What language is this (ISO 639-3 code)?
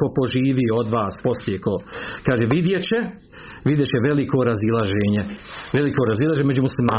hrv